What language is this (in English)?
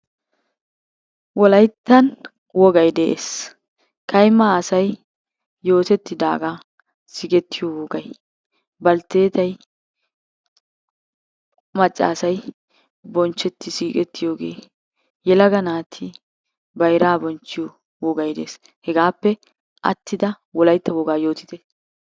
Wolaytta